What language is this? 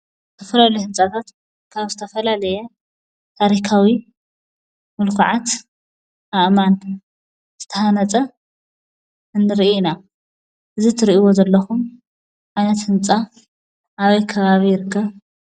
Tigrinya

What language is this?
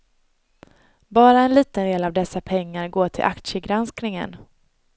Swedish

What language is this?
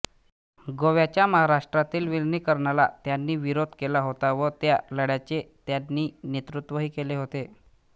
Marathi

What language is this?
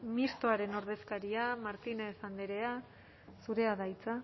Basque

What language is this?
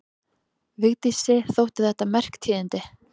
Icelandic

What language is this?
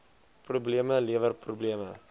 Afrikaans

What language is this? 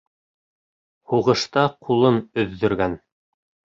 Bashkir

